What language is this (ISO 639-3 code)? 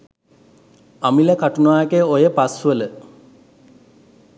sin